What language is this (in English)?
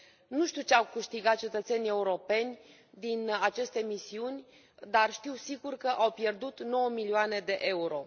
Romanian